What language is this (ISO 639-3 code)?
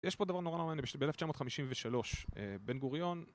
heb